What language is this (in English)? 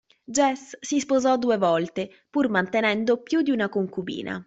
Italian